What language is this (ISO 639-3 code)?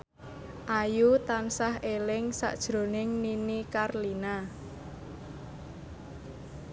jav